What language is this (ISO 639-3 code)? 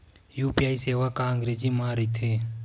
hne